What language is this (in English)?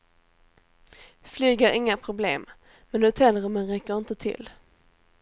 Swedish